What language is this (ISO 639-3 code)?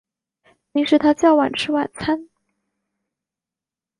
zho